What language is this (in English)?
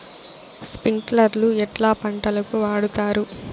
Telugu